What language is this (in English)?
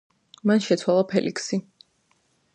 Georgian